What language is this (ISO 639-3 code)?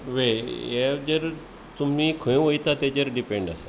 kok